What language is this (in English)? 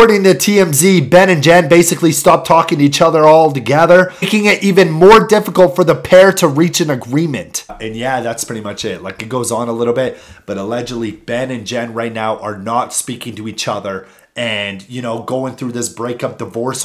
English